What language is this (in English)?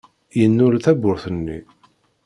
Kabyle